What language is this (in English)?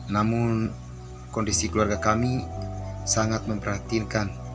Indonesian